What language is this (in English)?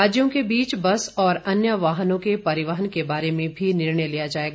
Hindi